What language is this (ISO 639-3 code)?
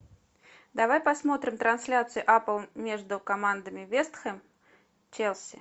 rus